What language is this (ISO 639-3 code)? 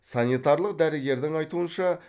kaz